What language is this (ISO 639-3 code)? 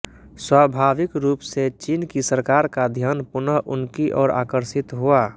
hin